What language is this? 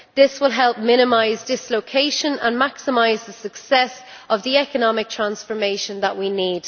English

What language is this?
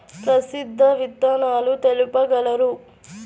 Telugu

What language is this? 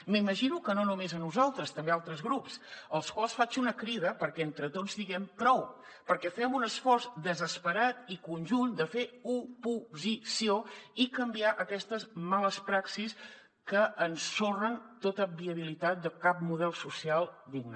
Catalan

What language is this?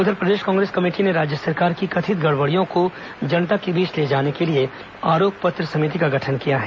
Hindi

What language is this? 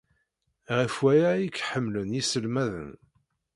Kabyle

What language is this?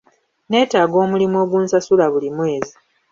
Ganda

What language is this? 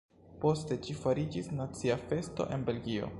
Esperanto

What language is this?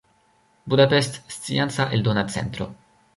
Esperanto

